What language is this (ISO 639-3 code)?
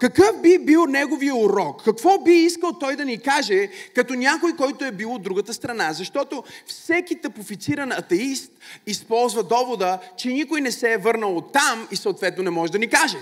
bul